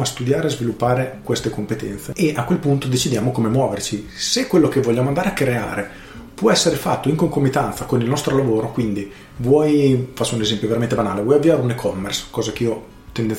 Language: Italian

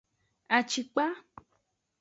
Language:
Aja (Benin)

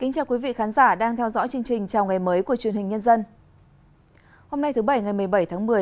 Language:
Vietnamese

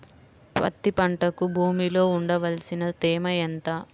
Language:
Telugu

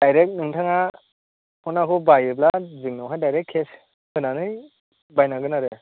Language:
Bodo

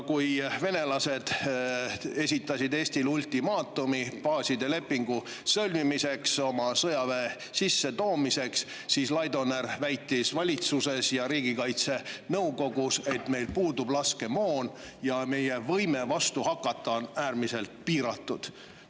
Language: Estonian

